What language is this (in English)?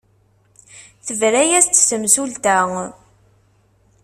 Kabyle